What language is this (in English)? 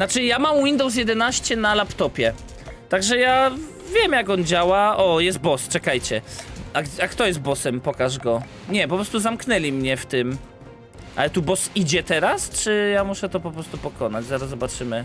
Polish